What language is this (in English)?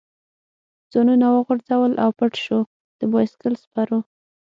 Pashto